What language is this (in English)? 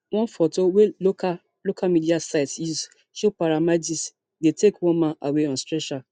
Nigerian Pidgin